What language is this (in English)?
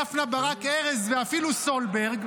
Hebrew